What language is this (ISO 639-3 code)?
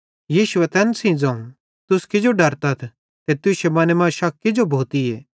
bhd